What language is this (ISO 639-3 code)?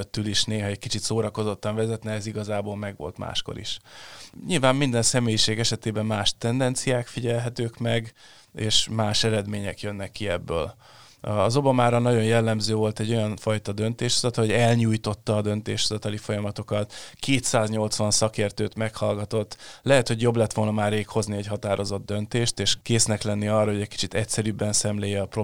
hun